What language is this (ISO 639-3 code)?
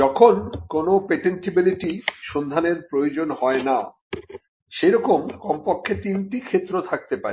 ben